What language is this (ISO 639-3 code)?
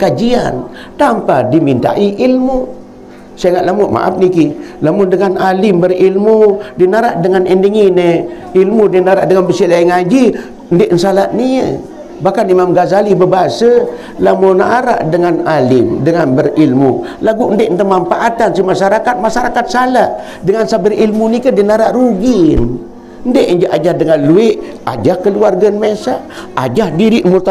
msa